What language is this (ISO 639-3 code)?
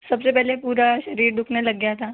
hin